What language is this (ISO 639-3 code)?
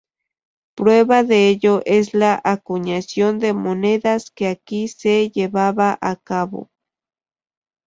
spa